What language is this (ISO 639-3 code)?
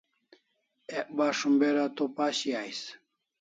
kls